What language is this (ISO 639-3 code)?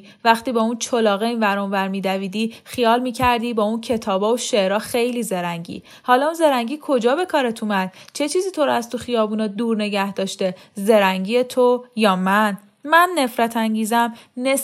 fas